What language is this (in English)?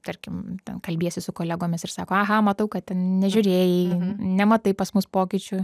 Lithuanian